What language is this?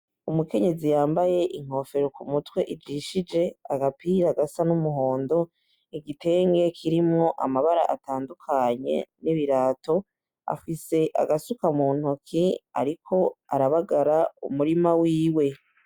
Rundi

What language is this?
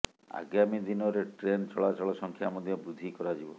Odia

